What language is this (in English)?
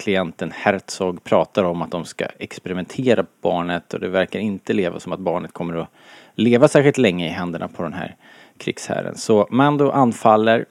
Swedish